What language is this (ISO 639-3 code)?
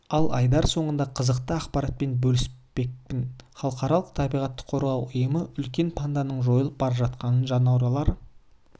kaz